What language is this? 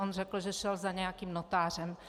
Czech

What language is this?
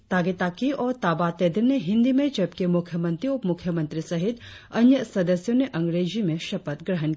Hindi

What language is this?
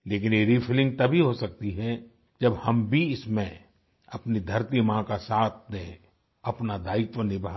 Hindi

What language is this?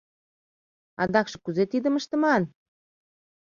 Mari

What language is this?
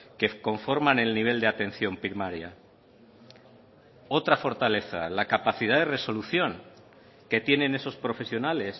Spanish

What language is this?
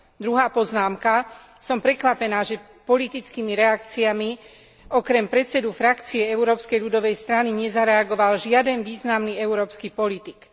Slovak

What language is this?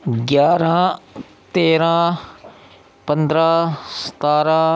Dogri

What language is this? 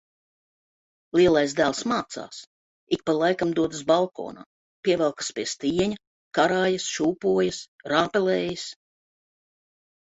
Latvian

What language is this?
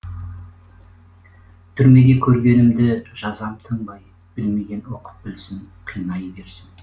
Kazakh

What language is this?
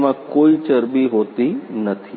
Gujarati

